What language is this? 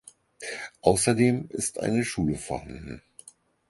German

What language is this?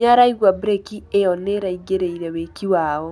Kikuyu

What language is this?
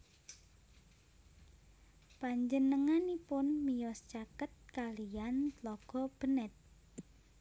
Javanese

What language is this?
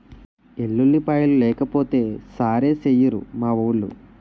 Telugu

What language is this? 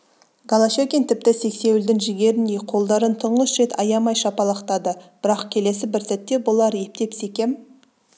Kazakh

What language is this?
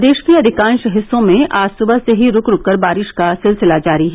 Hindi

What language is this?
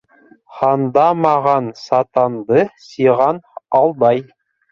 Bashkir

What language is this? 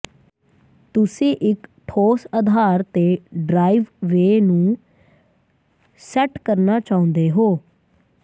Punjabi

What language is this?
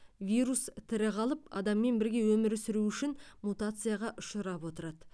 Kazakh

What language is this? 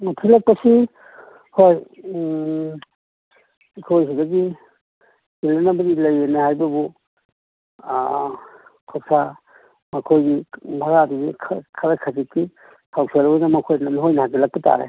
Manipuri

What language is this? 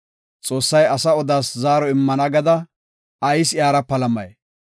Gofa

